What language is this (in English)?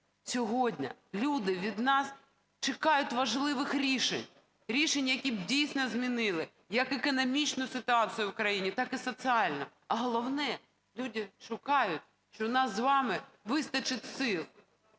Ukrainian